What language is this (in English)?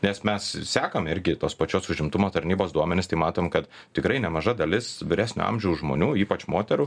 Lithuanian